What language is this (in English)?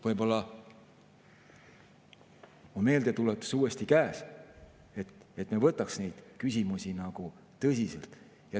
Estonian